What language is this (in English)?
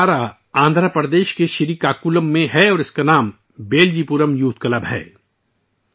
Urdu